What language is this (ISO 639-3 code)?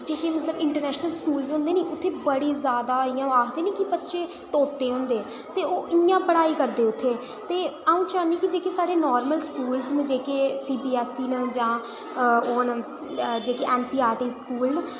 doi